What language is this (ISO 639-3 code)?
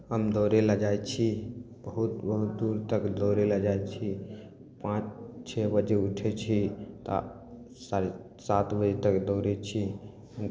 mai